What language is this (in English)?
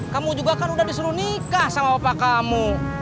Indonesian